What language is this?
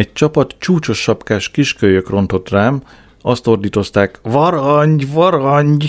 Hungarian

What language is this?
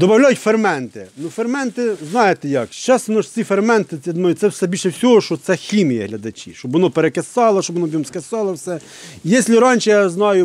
Ukrainian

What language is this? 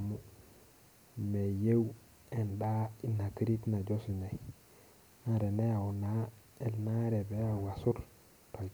Masai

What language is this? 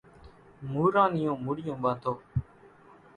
Kachi Koli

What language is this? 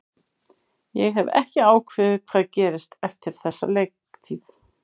Icelandic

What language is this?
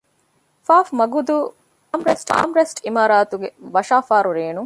Divehi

